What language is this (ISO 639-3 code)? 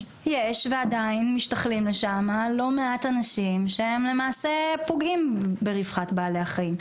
heb